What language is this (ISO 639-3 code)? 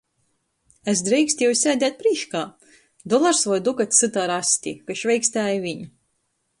ltg